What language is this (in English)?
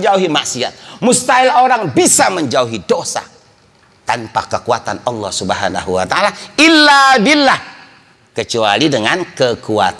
Indonesian